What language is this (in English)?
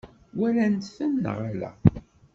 Kabyle